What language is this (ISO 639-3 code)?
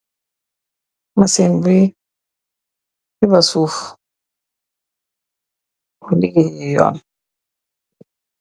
wol